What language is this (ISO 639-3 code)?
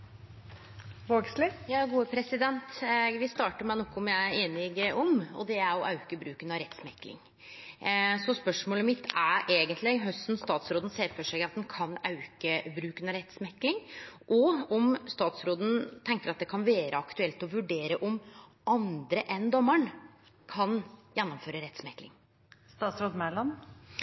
nno